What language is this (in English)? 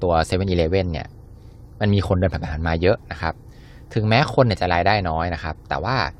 Thai